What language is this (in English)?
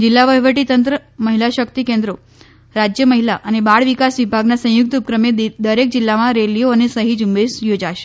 Gujarati